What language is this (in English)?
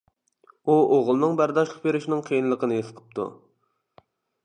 Uyghur